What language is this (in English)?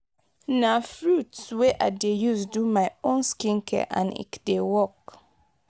Nigerian Pidgin